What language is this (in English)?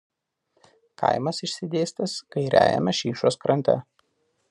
Lithuanian